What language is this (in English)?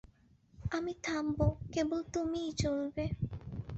Bangla